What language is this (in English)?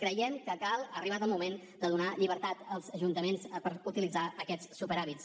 Catalan